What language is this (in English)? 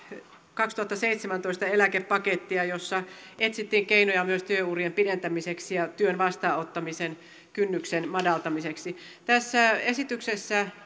Finnish